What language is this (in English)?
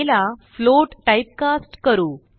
Marathi